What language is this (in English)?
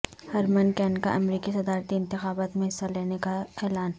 Urdu